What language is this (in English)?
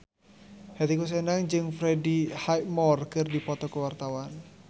Sundanese